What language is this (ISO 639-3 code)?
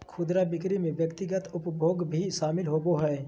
mag